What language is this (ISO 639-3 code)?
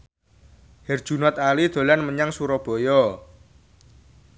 jav